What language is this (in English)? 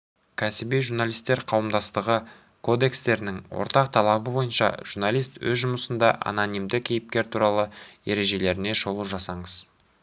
Kazakh